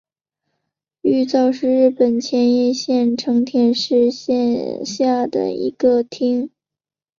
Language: Chinese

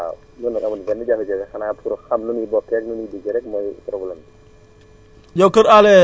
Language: Wolof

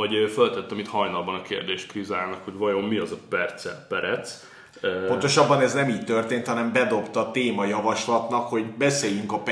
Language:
Hungarian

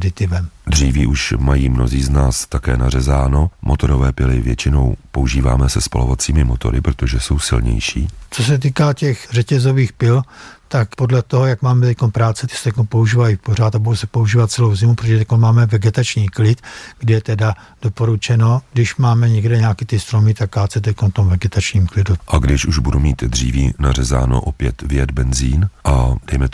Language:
Czech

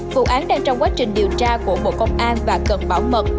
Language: Vietnamese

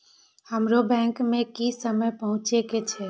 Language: Maithili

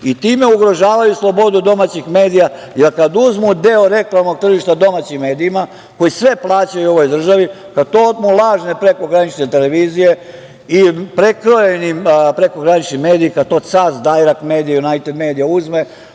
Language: Serbian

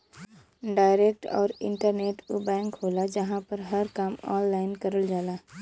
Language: Bhojpuri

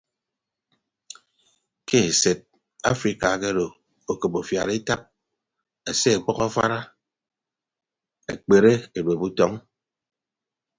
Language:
Ibibio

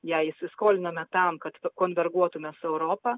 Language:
Lithuanian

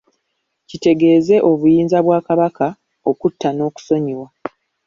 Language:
Ganda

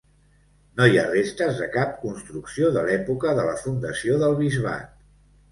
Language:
Catalan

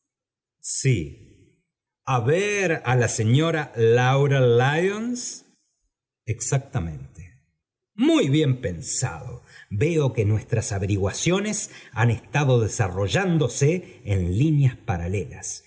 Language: Spanish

